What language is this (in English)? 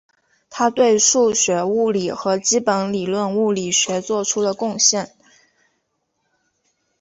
Chinese